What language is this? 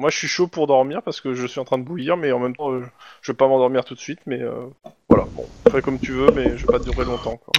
French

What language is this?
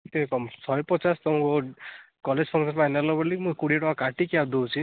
Odia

